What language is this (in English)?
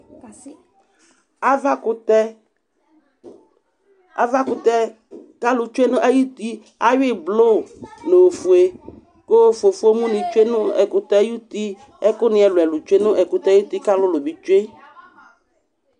Ikposo